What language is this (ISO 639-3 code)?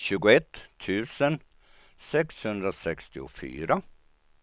swe